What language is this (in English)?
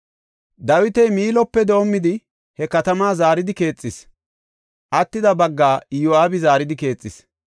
Gofa